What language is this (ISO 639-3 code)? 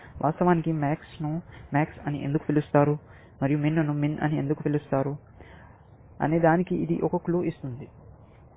tel